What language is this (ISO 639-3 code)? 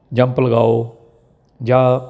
pan